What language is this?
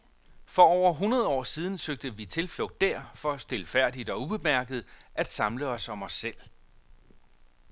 Danish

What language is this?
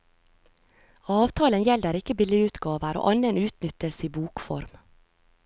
Norwegian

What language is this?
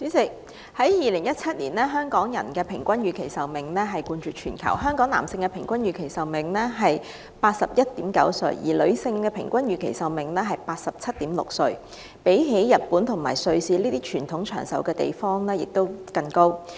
Cantonese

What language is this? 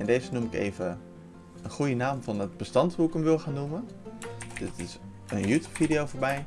Dutch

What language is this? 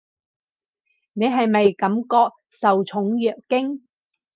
Cantonese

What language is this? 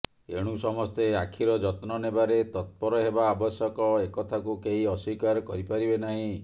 Odia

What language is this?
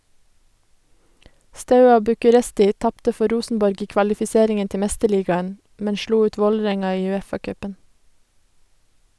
Norwegian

